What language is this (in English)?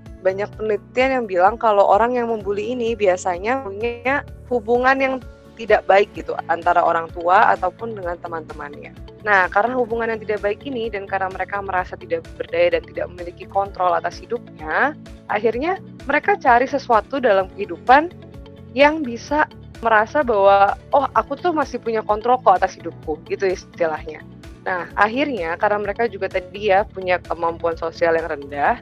Indonesian